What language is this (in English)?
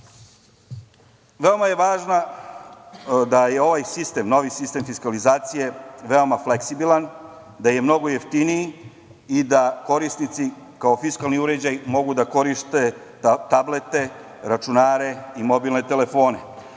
Serbian